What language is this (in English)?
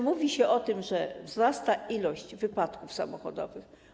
Polish